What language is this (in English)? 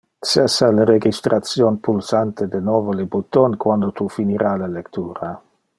Interlingua